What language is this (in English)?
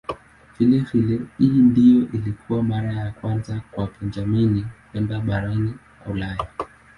Swahili